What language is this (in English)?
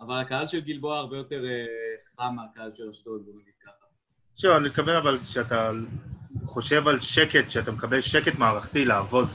Hebrew